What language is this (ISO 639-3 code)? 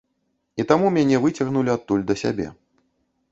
bel